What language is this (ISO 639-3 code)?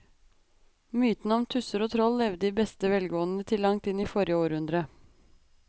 nor